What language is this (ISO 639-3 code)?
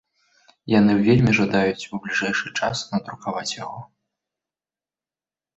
bel